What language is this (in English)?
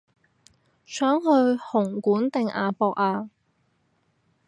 Cantonese